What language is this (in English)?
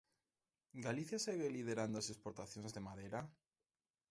Galician